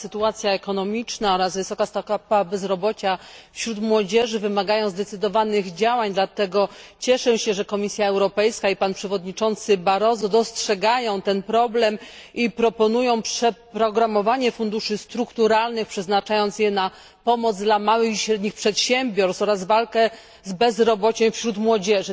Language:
Polish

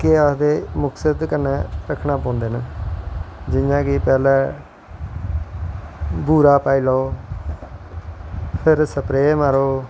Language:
Dogri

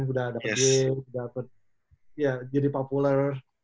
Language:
Indonesian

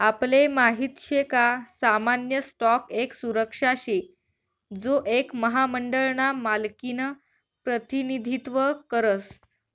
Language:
Marathi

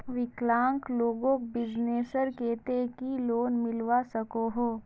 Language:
Magahi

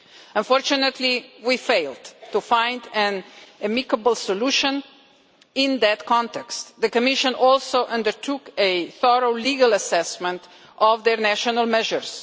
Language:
English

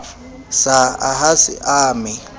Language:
Southern Sotho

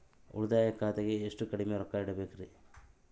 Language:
Kannada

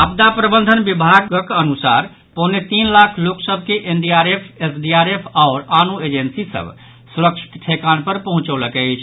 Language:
Maithili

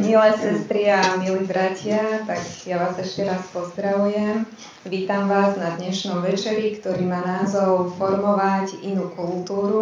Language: Slovak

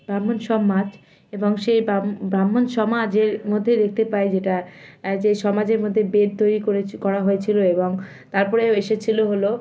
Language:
Bangla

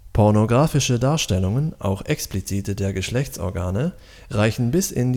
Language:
German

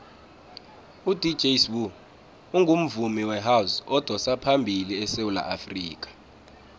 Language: South Ndebele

